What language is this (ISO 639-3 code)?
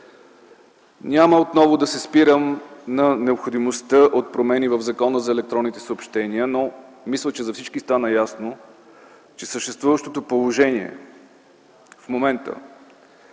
bul